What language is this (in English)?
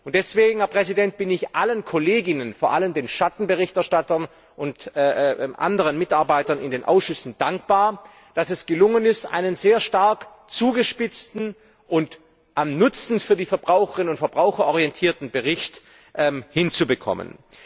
German